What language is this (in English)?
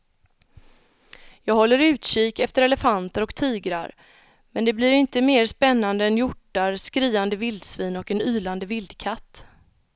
Swedish